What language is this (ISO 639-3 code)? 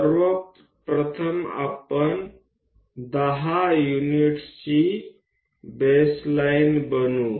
guj